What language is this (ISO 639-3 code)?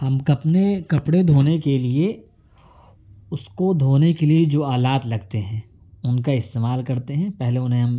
urd